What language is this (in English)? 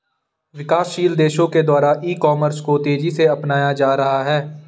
Hindi